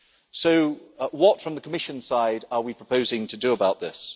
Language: English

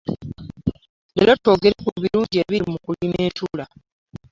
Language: Ganda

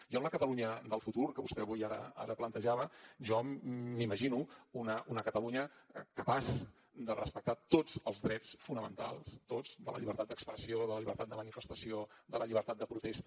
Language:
Catalan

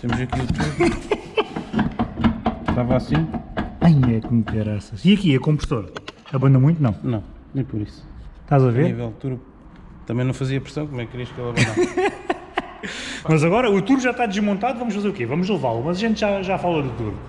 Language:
Portuguese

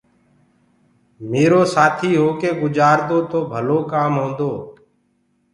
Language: Gurgula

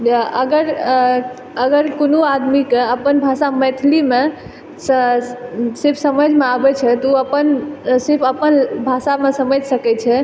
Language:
Maithili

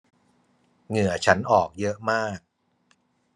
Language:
Thai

